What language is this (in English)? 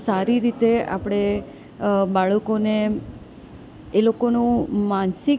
Gujarati